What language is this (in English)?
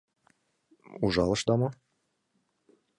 Mari